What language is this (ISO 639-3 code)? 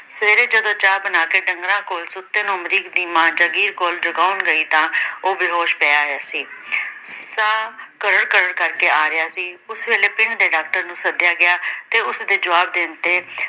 pan